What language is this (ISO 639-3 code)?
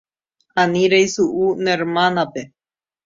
grn